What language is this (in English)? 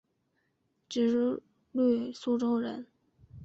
Chinese